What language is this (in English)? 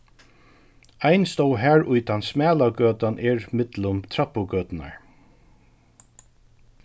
Faroese